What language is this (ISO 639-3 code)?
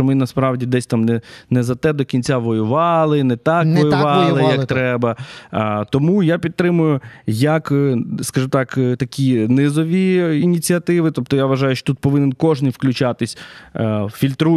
ukr